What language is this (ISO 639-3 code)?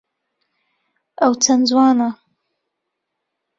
ckb